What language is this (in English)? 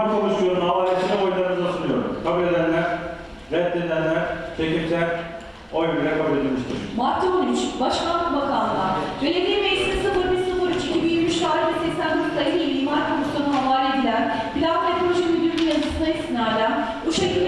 Turkish